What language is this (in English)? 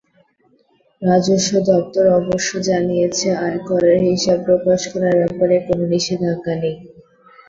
Bangla